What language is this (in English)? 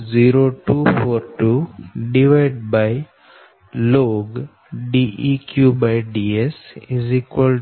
Gujarati